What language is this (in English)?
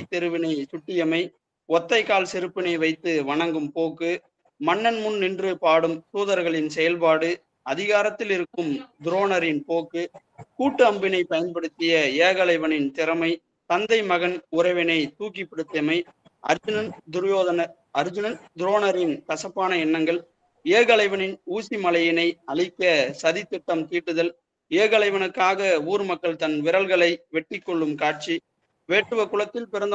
Tamil